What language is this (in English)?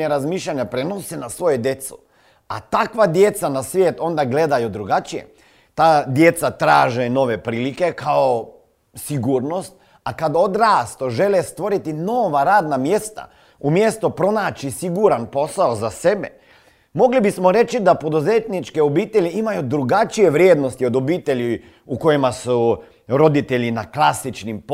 Croatian